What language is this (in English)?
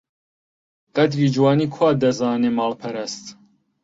Central Kurdish